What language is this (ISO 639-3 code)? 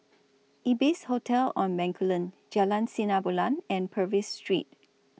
eng